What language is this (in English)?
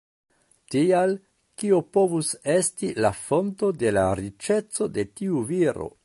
Esperanto